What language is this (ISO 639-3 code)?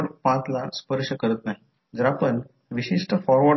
mar